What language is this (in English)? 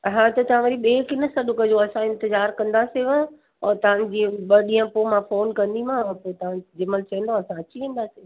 Sindhi